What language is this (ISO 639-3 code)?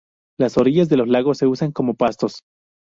spa